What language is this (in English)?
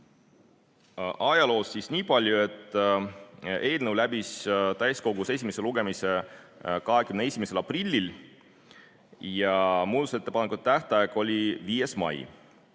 Estonian